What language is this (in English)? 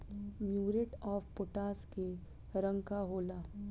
Bhojpuri